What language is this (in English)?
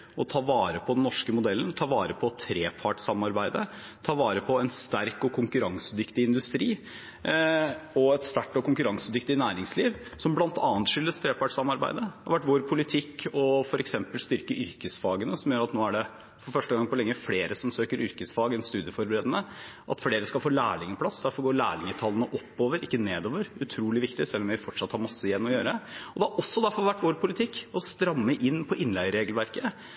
Norwegian Bokmål